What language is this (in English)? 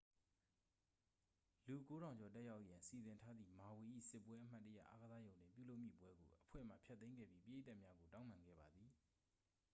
Burmese